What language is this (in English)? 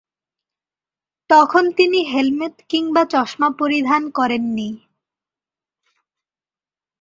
Bangla